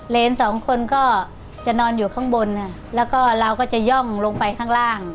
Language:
Thai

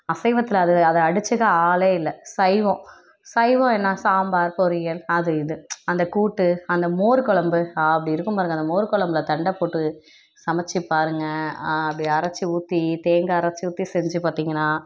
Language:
Tamil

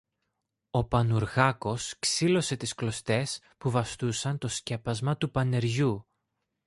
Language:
Greek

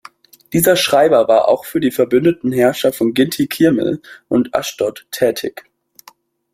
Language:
German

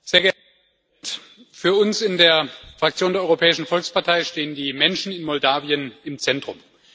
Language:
German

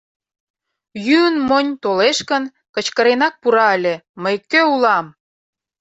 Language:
Mari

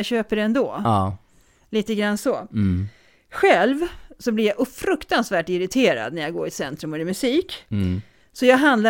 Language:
Swedish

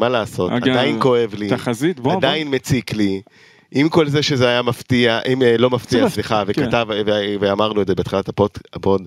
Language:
Hebrew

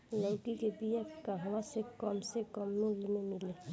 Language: Bhojpuri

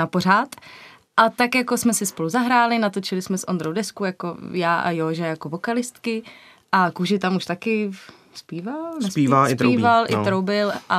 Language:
Czech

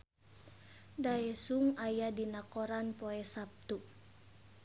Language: Sundanese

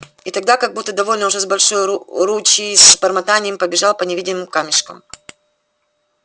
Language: Russian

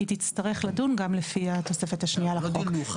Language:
Hebrew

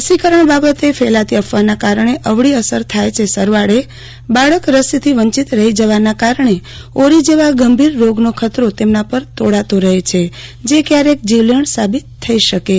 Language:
Gujarati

